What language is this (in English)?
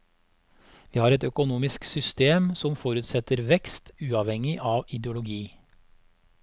Norwegian